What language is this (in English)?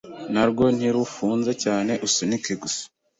Kinyarwanda